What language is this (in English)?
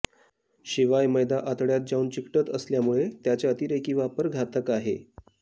Marathi